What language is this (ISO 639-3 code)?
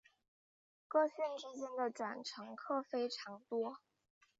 zho